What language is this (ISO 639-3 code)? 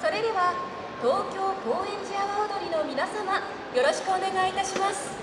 jpn